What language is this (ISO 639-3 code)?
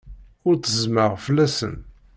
kab